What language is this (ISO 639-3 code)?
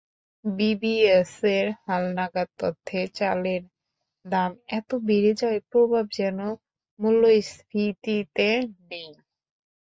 ben